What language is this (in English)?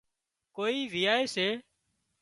Wadiyara Koli